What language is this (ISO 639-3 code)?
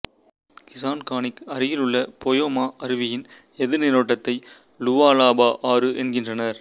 tam